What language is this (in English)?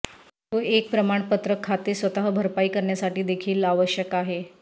Marathi